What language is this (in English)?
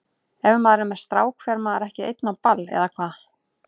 Icelandic